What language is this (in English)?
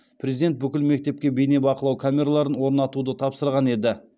Kazakh